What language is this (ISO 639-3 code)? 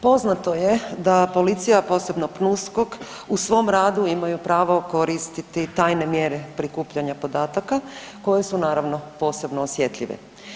hrv